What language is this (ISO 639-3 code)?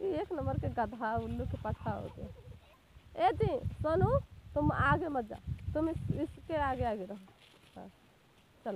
ara